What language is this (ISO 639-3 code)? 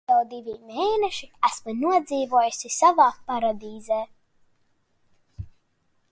lav